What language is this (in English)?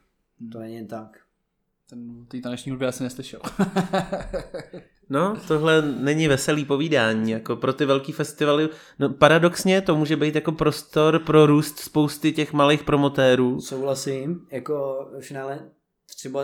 Czech